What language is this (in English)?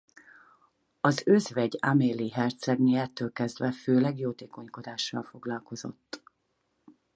Hungarian